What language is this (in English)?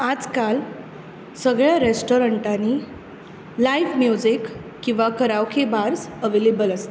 Konkani